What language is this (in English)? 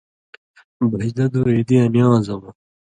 Indus Kohistani